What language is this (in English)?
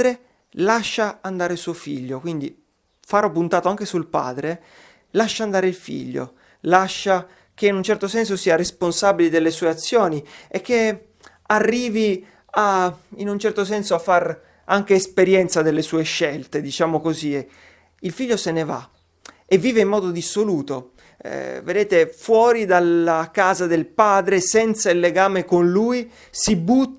Italian